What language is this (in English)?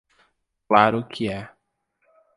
Portuguese